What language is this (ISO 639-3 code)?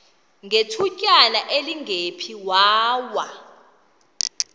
xho